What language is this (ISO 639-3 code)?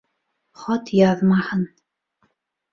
bak